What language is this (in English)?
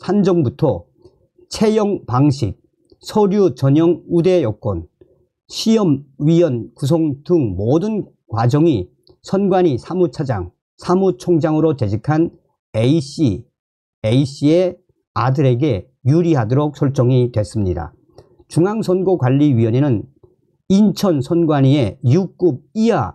Korean